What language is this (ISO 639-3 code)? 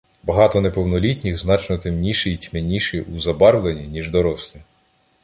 ukr